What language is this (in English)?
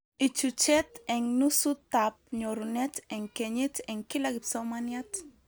Kalenjin